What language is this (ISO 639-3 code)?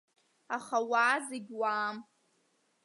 abk